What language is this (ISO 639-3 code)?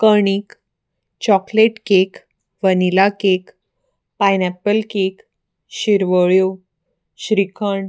kok